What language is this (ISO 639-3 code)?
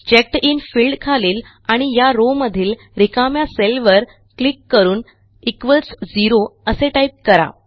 mar